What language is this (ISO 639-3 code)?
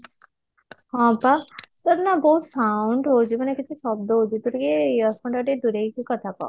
ori